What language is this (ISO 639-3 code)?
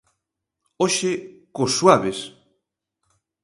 glg